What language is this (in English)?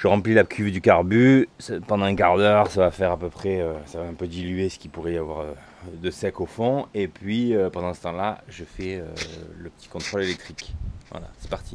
French